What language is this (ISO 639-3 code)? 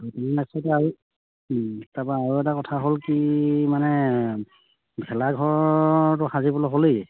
asm